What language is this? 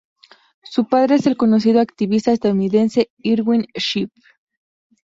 Spanish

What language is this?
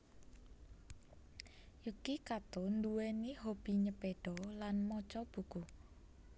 Javanese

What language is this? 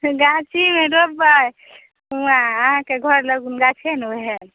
Maithili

